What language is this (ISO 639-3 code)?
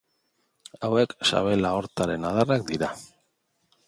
eus